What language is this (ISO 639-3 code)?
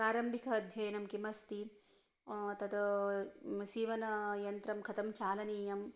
san